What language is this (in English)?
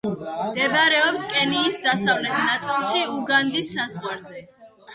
Georgian